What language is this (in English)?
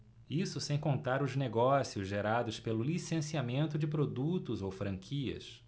Portuguese